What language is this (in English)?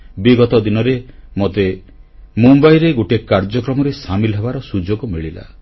Odia